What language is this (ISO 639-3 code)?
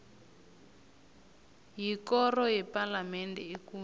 nbl